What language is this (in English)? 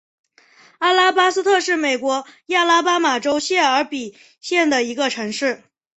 Chinese